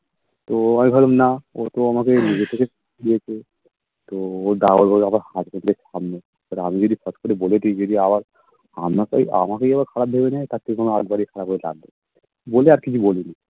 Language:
Bangla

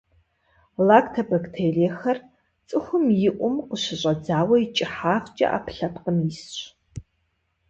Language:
Kabardian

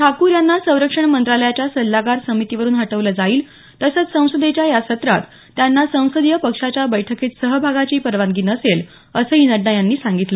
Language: Marathi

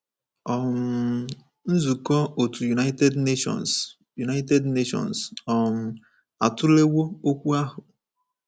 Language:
Igbo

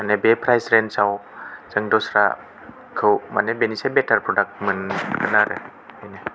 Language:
Bodo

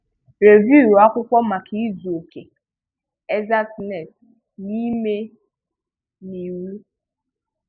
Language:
Igbo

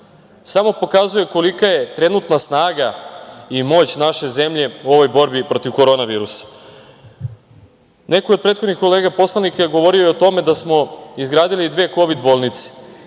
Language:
Serbian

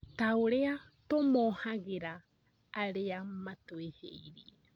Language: Kikuyu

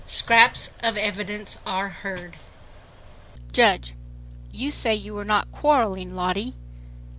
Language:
English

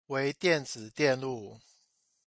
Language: Chinese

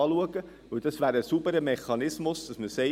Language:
Swiss German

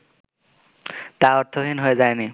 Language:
Bangla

